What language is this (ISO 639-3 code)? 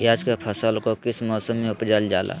mag